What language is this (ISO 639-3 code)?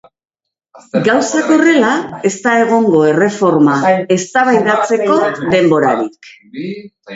eus